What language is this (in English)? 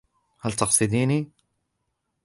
Arabic